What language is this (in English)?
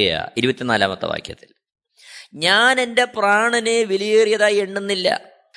Malayalam